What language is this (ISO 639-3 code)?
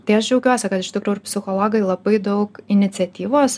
lit